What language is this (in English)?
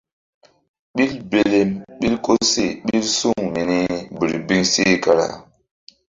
Mbum